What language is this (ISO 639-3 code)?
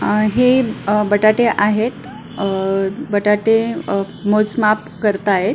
mar